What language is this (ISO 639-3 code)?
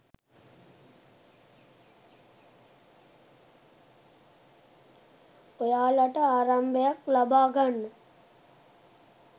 sin